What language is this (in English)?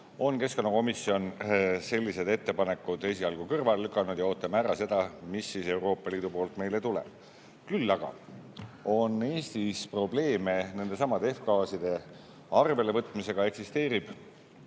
Estonian